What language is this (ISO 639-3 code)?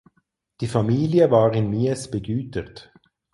deu